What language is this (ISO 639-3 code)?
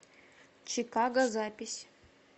rus